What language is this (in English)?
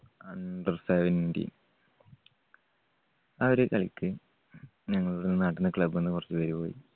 Malayalam